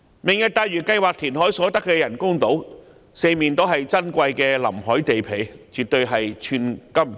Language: Cantonese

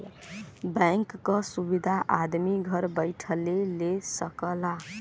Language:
Bhojpuri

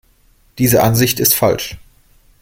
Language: German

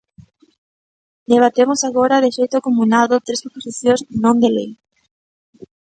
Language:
Galician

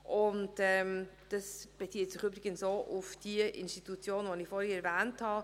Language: Swiss German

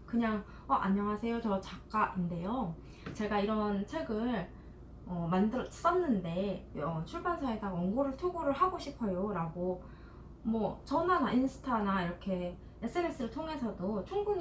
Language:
Korean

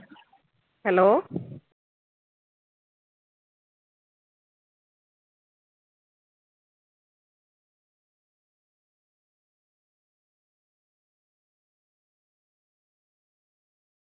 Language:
Malayalam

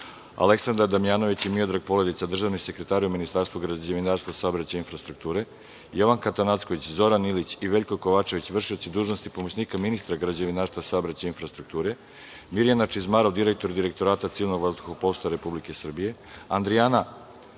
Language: Serbian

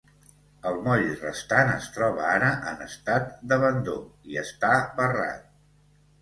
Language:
Catalan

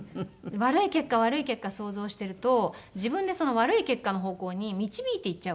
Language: Japanese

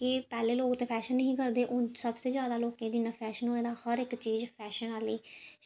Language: Dogri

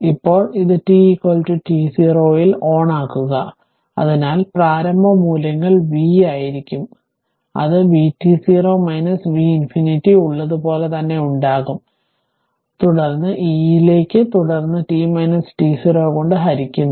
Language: Malayalam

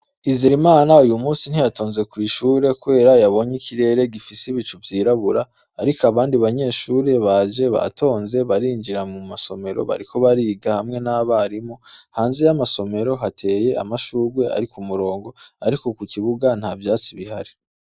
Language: Rundi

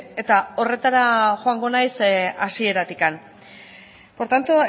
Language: Basque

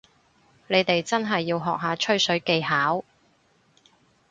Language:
Cantonese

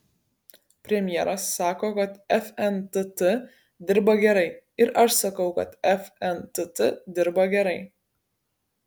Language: Lithuanian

